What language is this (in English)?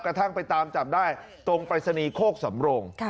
Thai